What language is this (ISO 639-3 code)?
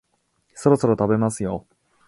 jpn